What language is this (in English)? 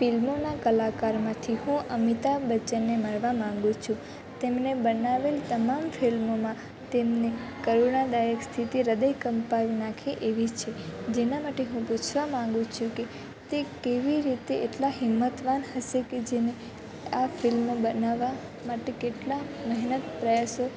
Gujarati